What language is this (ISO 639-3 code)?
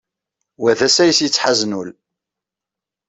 kab